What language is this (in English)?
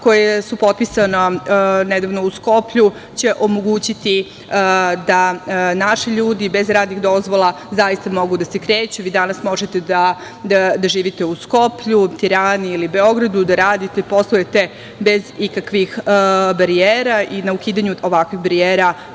Serbian